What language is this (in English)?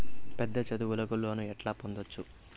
Telugu